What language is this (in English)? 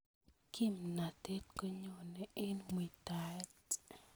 Kalenjin